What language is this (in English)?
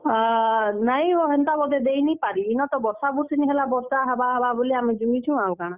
Odia